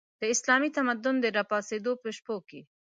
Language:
Pashto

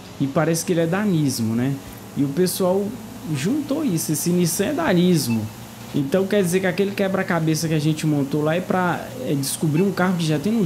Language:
Portuguese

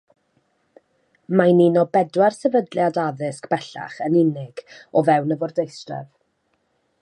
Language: Welsh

